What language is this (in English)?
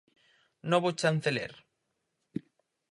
Galician